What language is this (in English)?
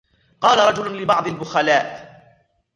Arabic